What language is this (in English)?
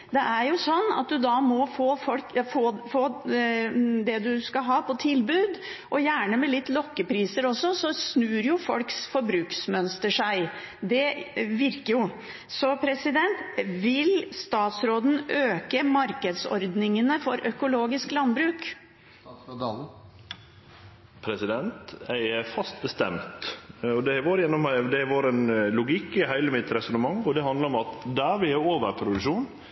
Norwegian